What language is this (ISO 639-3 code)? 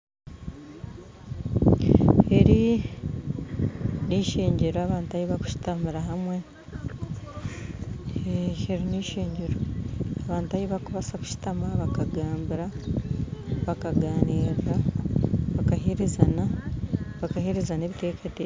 nyn